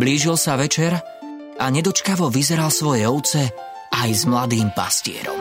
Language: Slovak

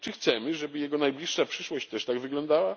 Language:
Polish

